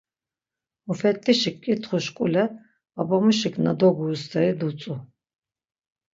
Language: Laz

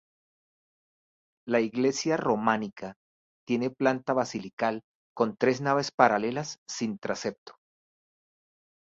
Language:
Spanish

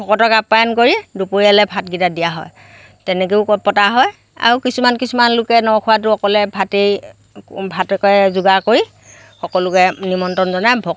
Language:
Assamese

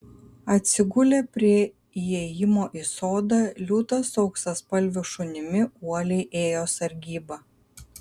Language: Lithuanian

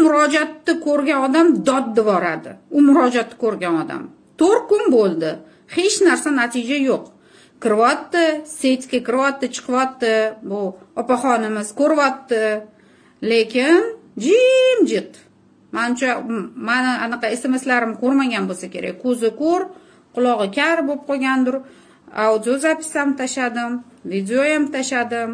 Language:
Romanian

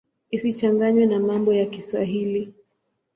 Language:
Swahili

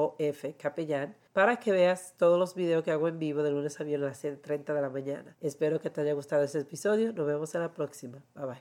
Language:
Spanish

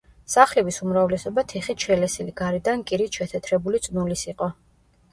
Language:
Georgian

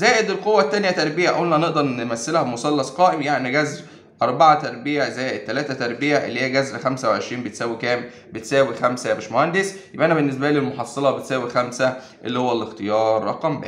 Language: Arabic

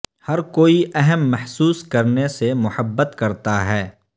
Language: Urdu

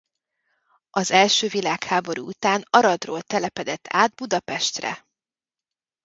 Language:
Hungarian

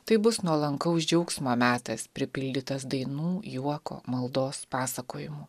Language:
Lithuanian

